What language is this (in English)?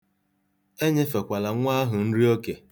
Igbo